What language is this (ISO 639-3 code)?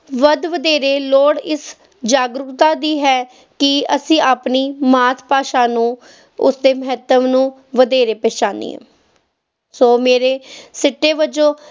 pan